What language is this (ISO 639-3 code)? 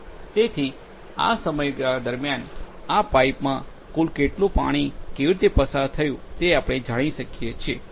guj